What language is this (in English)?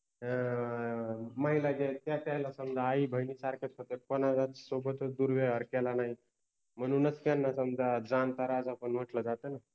Marathi